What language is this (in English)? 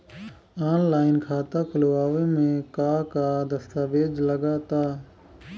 Bhojpuri